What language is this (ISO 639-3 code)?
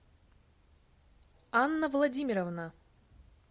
rus